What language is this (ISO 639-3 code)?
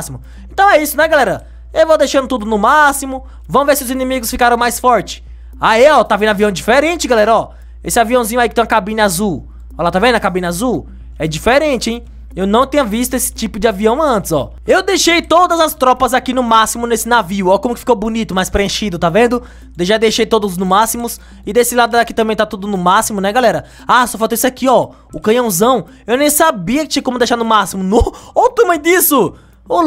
por